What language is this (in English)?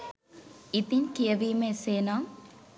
Sinhala